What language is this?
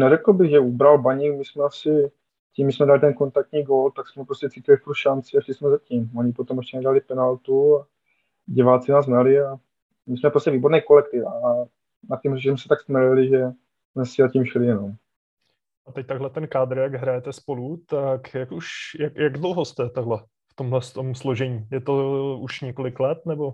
Czech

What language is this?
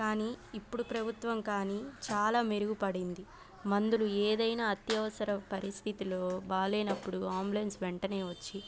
Telugu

